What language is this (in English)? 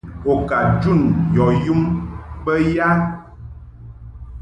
Mungaka